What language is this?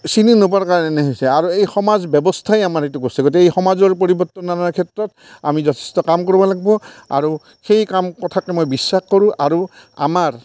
Assamese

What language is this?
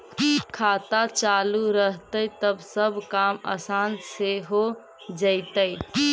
Magahi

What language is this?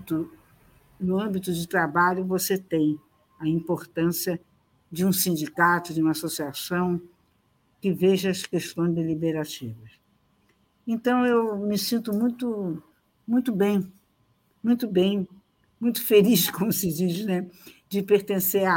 Portuguese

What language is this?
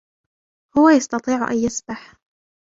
Arabic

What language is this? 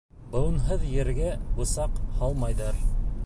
Bashkir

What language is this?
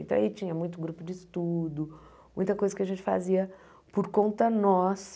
Portuguese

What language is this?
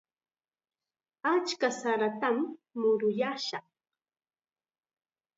Chiquián Ancash Quechua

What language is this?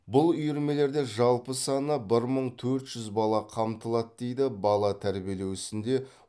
Kazakh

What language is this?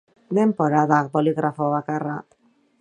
Basque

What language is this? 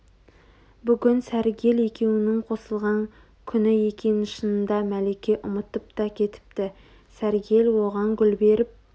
Kazakh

